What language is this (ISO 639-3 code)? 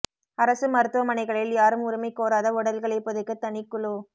tam